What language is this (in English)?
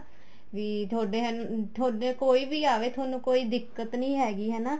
Punjabi